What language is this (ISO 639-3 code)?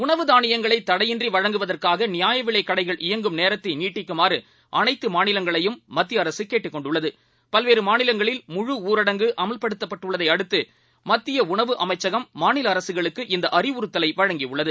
tam